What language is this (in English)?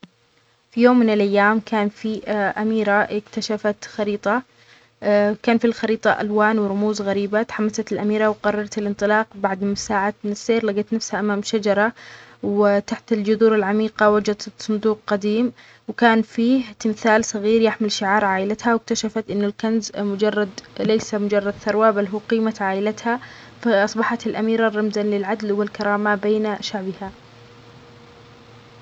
Omani Arabic